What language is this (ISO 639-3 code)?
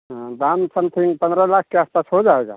hin